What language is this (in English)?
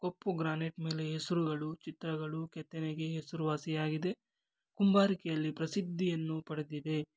Kannada